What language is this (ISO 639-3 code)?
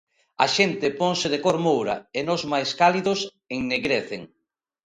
glg